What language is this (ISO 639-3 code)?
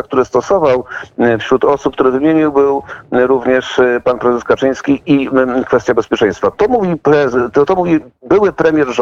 pol